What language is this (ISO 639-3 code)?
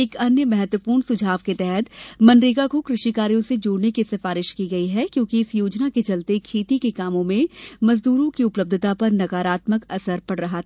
hin